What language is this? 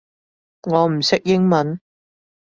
Cantonese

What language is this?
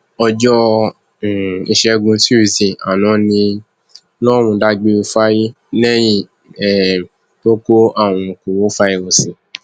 Yoruba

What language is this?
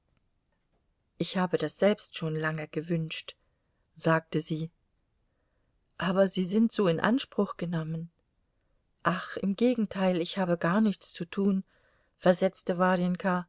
German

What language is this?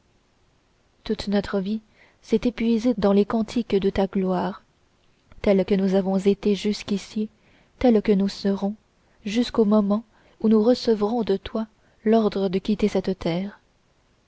French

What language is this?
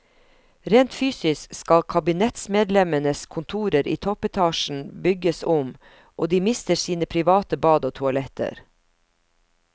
Norwegian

